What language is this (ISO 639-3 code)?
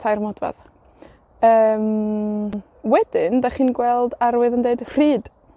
cym